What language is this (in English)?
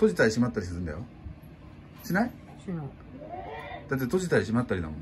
Japanese